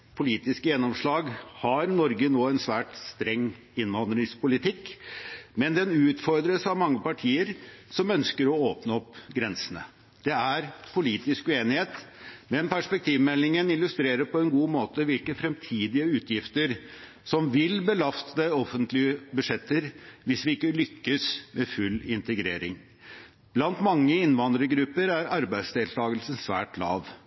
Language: Norwegian Bokmål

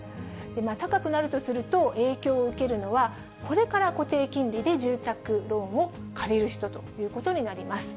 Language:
Japanese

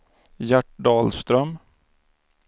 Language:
Swedish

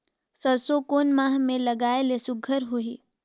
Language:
Chhattisgarhi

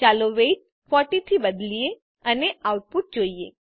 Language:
Gujarati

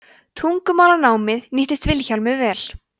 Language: Icelandic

